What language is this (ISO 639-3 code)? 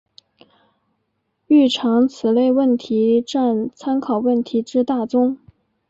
zho